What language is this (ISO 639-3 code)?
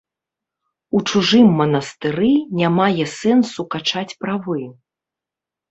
bel